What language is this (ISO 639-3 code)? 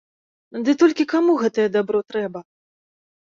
bel